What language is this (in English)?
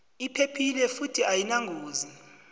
South Ndebele